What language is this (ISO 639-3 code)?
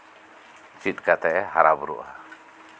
sat